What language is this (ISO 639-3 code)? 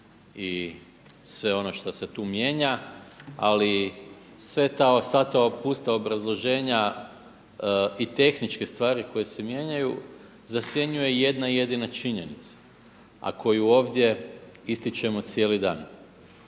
hrv